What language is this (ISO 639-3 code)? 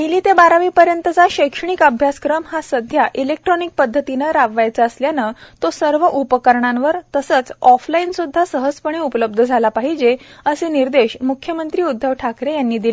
mar